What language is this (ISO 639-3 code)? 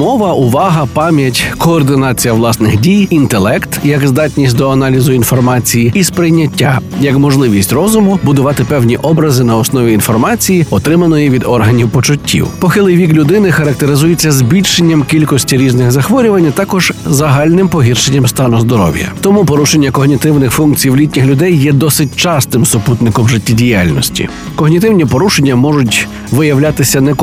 ukr